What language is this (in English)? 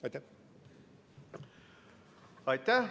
Estonian